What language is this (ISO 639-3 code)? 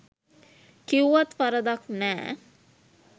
sin